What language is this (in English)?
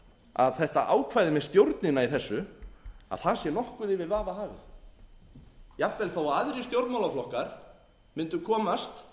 Icelandic